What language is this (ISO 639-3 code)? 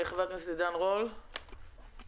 heb